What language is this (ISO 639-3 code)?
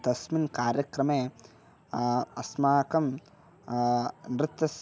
san